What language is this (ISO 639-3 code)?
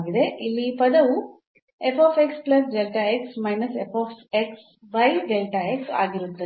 kan